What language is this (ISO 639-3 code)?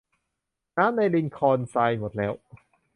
tha